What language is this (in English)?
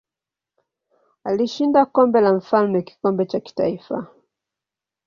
Swahili